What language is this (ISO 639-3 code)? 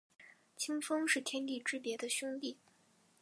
zho